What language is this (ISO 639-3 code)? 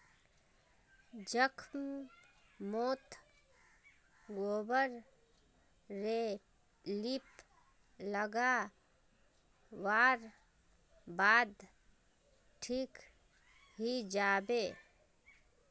mag